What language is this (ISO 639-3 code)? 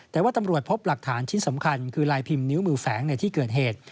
tha